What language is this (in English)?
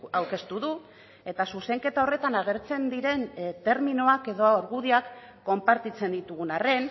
Basque